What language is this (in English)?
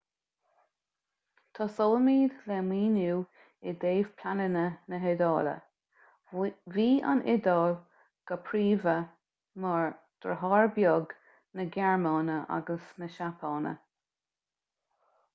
Irish